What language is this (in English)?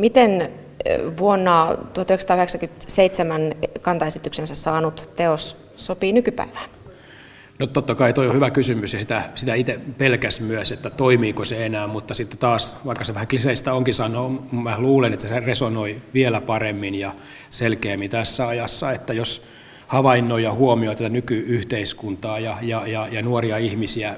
Finnish